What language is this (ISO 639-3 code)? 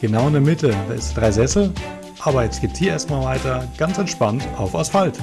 deu